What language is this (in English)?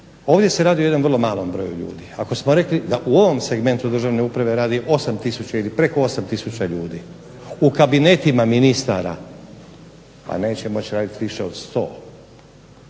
Croatian